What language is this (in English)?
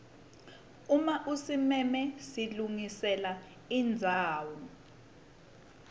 Swati